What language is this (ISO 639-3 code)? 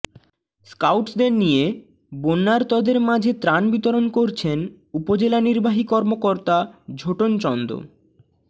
ben